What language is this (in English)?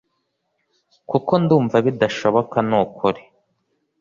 Kinyarwanda